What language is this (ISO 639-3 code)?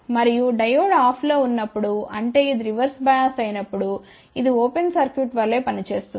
tel